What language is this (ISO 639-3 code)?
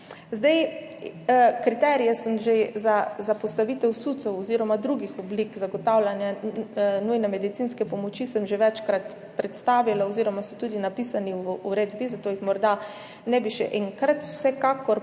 slv